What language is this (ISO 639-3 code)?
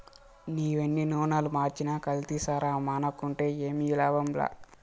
tel